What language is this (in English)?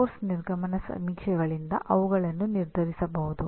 Kannada